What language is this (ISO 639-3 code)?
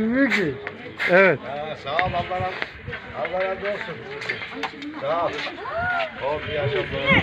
tur